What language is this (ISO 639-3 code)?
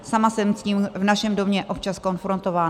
ces